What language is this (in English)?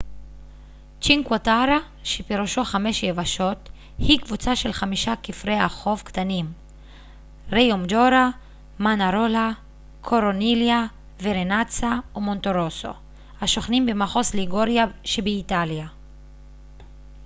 Hebrew